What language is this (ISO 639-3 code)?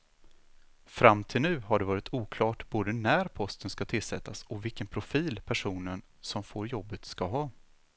swe